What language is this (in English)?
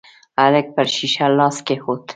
Pashto